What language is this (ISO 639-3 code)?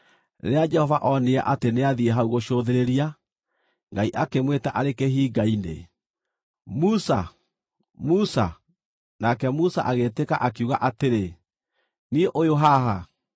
kik